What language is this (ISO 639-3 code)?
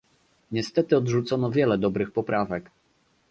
pol